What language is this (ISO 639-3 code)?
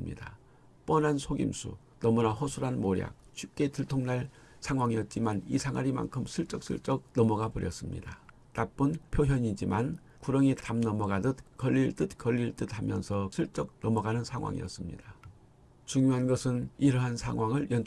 kor